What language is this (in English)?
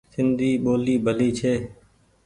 Goaria